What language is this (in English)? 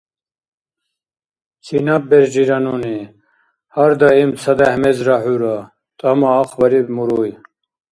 Dargwa